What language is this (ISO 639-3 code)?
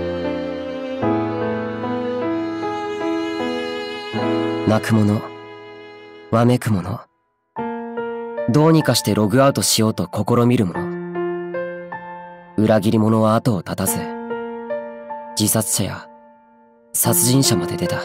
jpn